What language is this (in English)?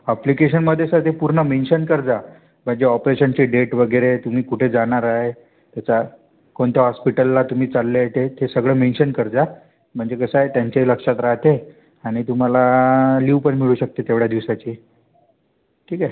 Marathi